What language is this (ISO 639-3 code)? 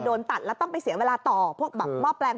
tha